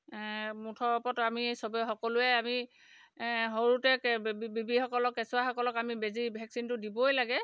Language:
Assamese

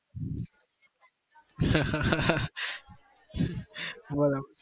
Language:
Gujarati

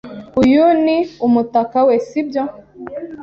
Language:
Kinyarwanda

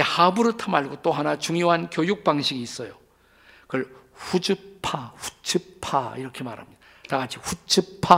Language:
Korean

